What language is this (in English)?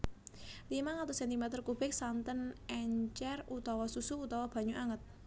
Javanese